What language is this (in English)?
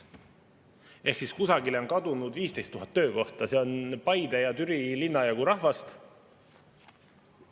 Estonian